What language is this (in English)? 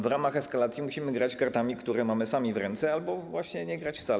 Polish